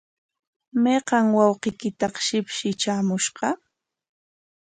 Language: Corongo Ancash Quechua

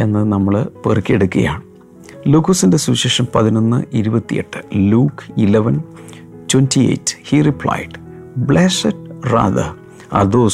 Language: Malayalam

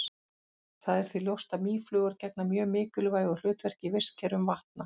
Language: Icelandic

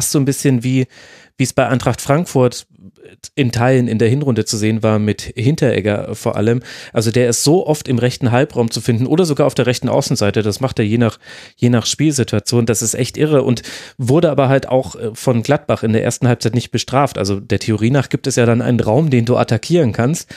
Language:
German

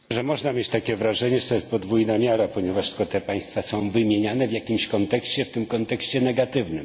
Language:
Polish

